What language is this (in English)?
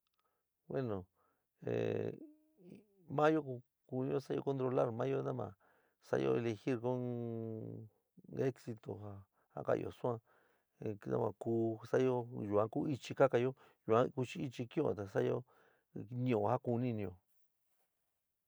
San Miguel El Grande Mixtec